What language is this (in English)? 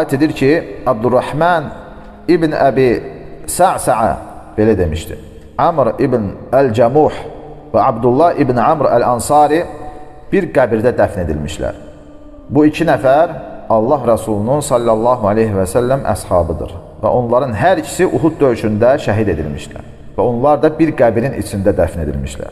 Turkish